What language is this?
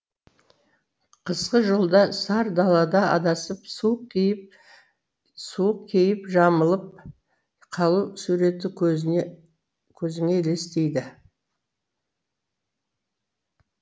Kazakh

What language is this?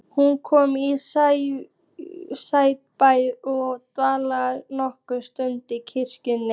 Icelandic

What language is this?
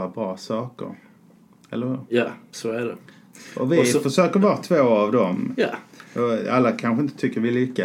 Swedish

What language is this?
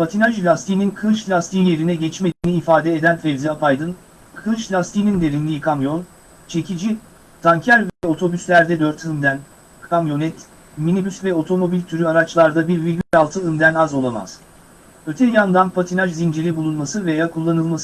Turkish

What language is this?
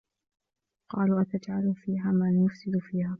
Arabic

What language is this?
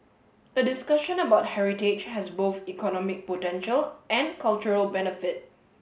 English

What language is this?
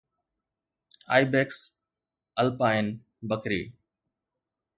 Sindhi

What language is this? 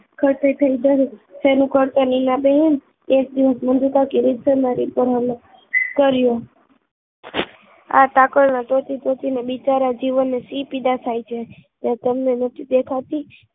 Gujarati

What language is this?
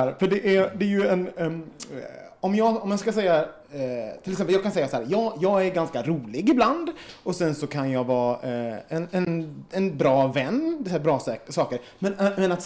Swedish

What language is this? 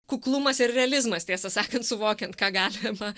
Lithuanian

